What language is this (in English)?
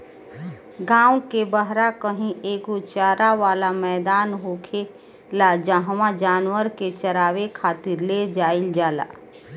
Bhojpuri